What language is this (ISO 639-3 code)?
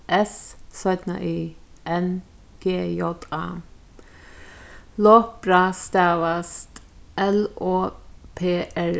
fao